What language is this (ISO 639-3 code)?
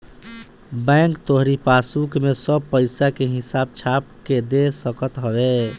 bho